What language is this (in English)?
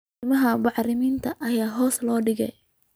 Somali